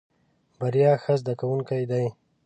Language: Pashto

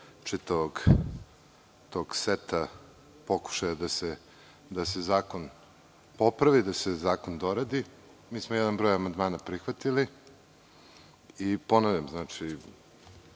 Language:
Serbian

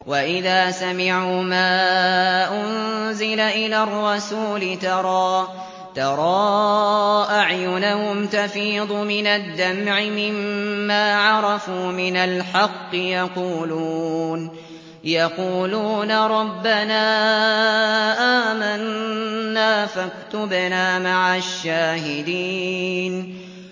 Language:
Arabic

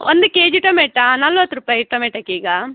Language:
Kannada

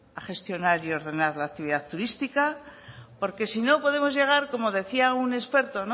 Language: Spanish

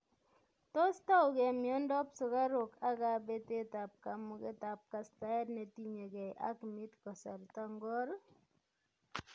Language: Kalenjin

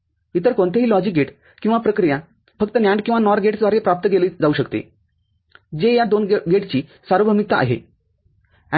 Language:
Marathi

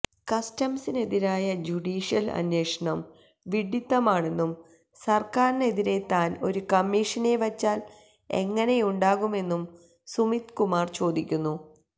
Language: Malayalam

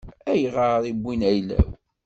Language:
Kabyle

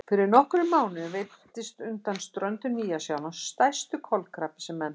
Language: Icelandic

